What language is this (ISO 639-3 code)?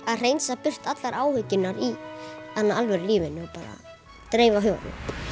isl